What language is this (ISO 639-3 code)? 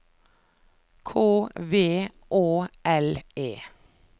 nor